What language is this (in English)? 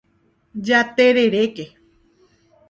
Guarani